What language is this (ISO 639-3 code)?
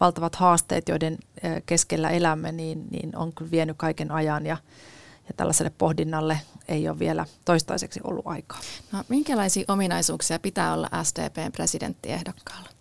fin